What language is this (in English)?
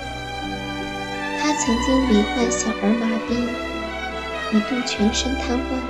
Chinese